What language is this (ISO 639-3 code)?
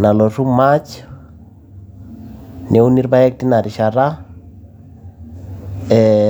mas